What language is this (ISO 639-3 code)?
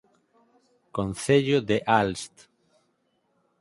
glg